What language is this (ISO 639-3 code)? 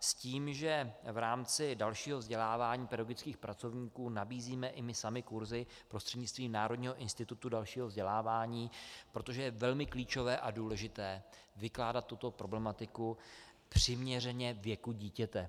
ces